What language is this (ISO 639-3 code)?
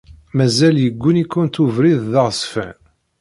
kab